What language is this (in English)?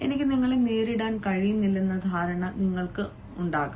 Malayalam